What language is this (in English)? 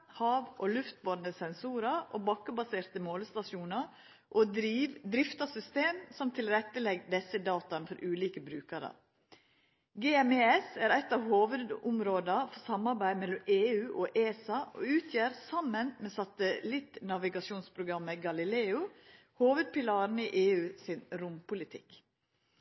Norwegian Nynorsk